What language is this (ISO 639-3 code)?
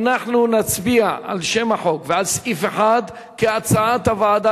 heb